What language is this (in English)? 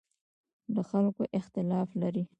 Pashto